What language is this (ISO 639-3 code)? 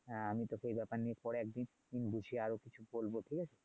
ben